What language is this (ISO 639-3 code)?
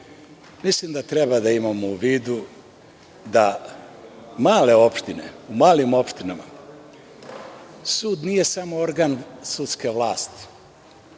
srp